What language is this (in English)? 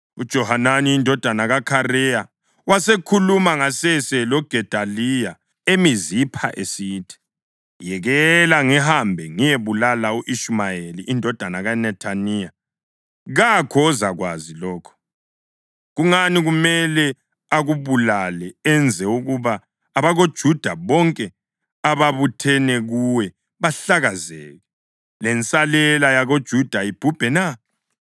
North Ndebele